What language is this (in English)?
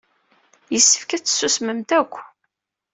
Kabyle